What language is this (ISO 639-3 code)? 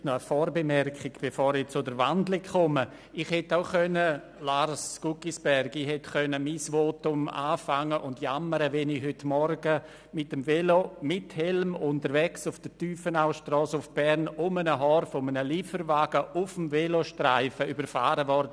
gsw